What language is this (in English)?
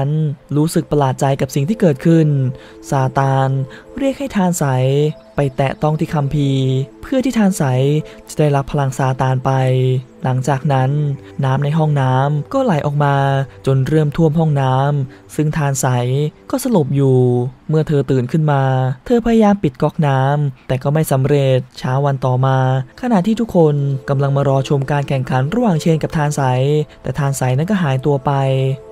Thai